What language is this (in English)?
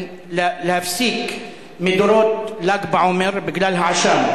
Hebrew